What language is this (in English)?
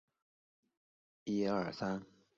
Chinese